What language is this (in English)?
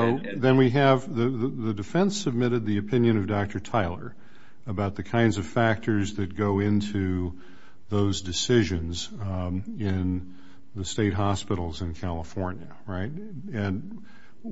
English